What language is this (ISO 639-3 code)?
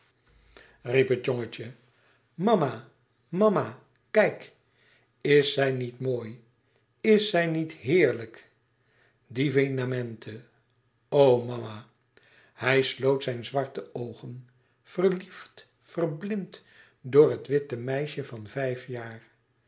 nld